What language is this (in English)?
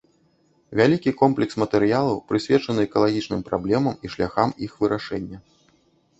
Belarusian